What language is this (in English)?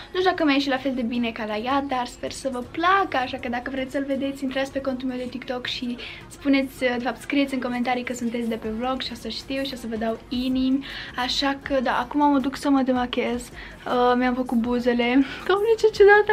Romanian